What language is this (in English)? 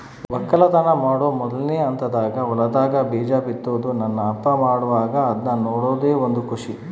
Kannada